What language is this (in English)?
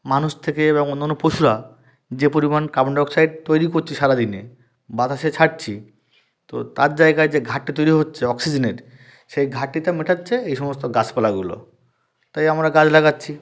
Bangla